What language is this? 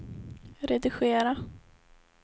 Swedish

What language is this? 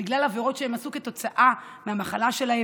Hebrew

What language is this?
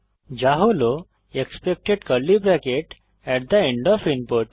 Bangla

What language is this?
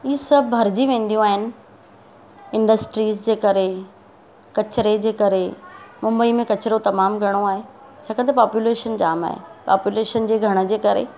Sindhi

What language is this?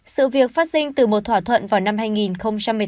Vietnamese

